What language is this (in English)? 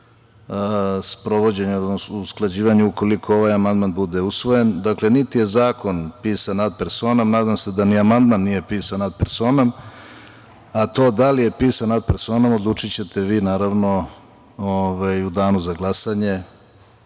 Serbian